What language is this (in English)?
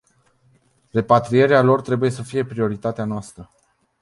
Romanian